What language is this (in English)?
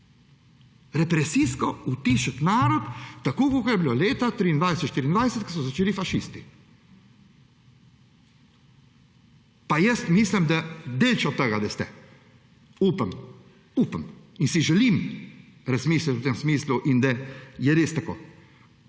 Slovenian